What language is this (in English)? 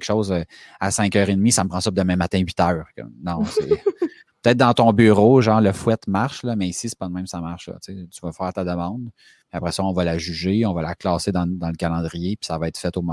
French